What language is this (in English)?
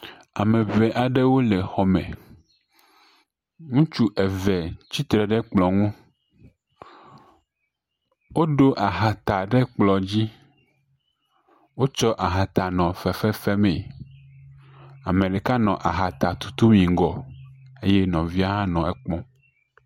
Ewe